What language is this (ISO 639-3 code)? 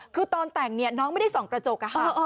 tha